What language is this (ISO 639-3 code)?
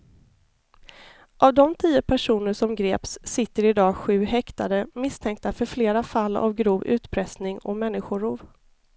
swe